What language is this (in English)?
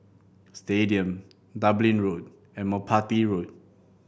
English